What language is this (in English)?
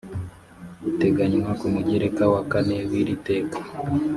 Kinyarwanda